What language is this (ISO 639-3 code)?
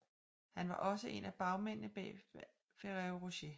dan